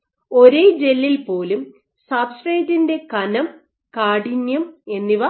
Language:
Malayalam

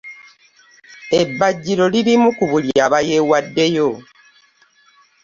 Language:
Ganda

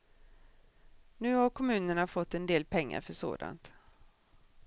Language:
Swedish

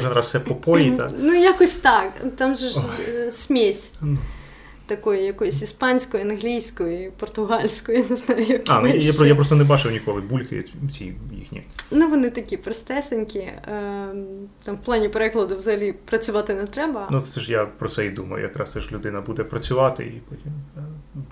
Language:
Ukrainian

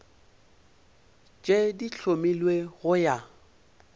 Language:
Northern Sotho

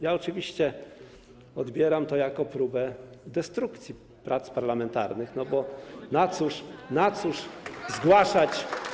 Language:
Polish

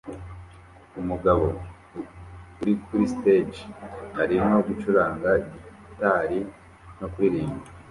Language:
Kinyarwanda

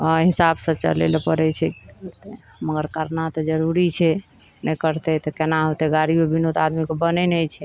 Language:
Maithili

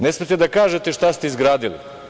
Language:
Serbian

